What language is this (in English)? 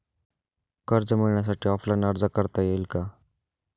Marathi